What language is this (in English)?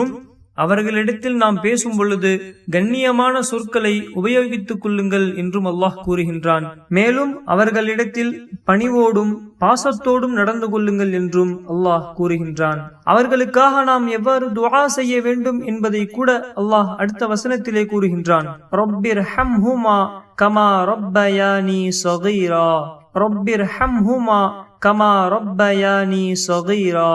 Indonesian